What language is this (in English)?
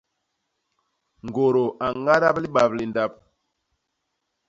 Basaa